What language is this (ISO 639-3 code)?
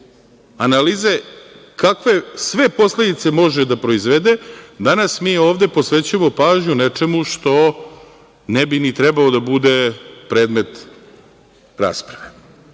srp